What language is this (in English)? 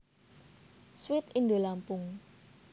Javanese